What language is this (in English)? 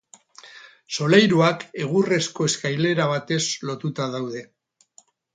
Basque